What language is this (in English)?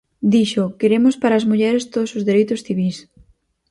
Galician